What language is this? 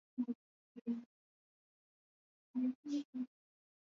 Swahili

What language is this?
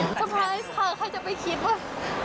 Thai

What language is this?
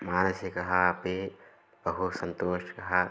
Sanskrit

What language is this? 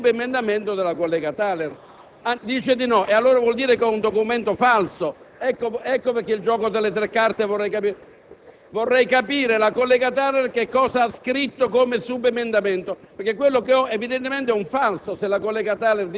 Italian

